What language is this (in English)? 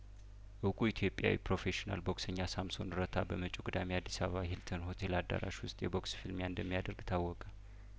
Amharic